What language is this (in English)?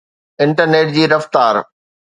Sindhi